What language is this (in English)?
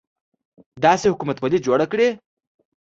Pashto